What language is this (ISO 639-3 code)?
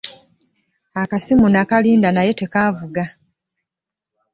lug